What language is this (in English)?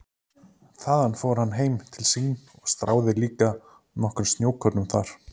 Icelandic